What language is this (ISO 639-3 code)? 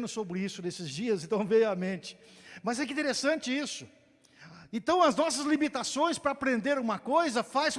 por